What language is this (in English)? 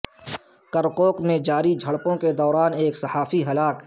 Urdu